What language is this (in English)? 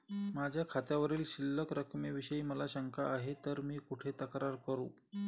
Marathi